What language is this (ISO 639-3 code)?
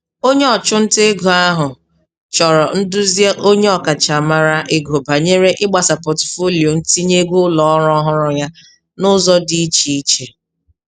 ibo